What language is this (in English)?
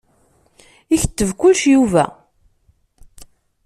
Kabyle